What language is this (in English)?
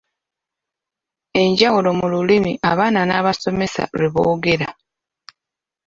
Ganda